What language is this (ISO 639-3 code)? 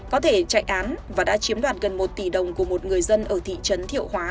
vie